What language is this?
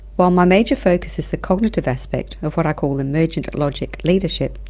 English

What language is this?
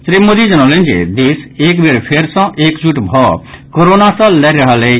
Maithili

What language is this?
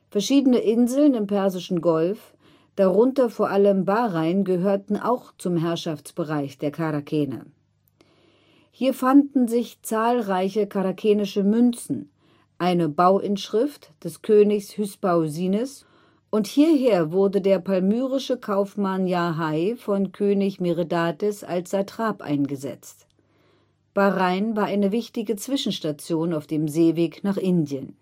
German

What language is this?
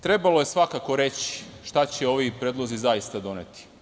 Serbian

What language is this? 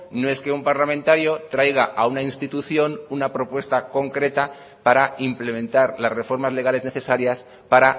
Spanish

